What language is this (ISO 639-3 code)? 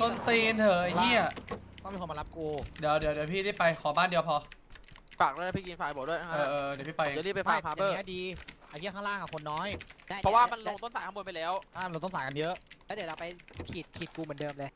tha